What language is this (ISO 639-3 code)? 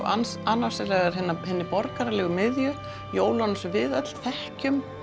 isl